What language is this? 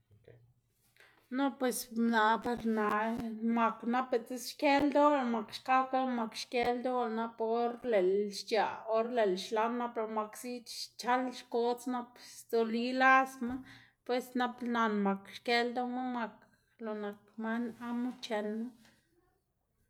Xanaguía Zapotec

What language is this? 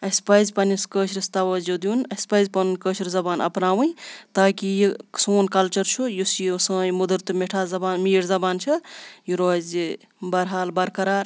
Kashmiri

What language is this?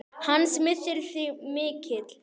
Icelandic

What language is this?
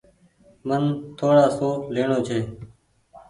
Goaria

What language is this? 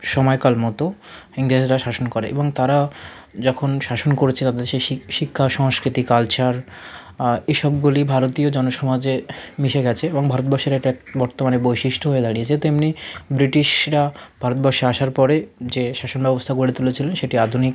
Bangla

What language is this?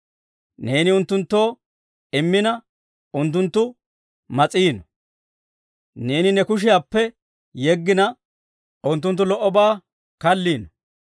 Dawro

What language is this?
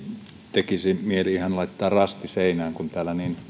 Finnish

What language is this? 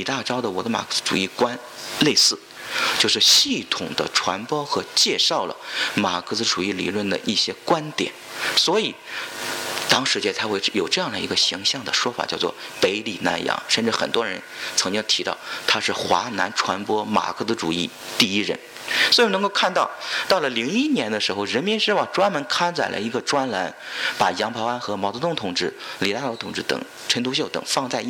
Chinese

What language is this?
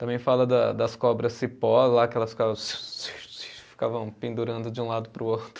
Portuguese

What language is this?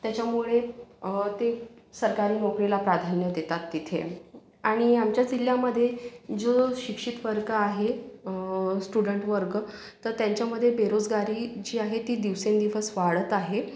Marathi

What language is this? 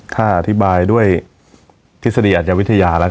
Thai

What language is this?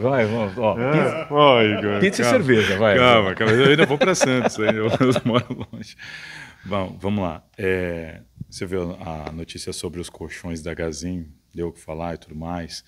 Portuguese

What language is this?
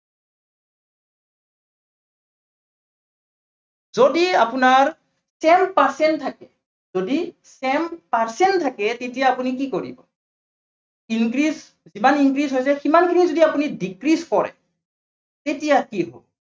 Assamese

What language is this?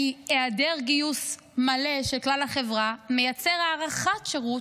Hebrew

